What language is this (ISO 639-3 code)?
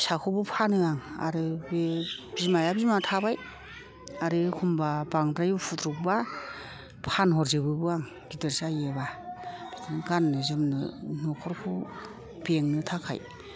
brx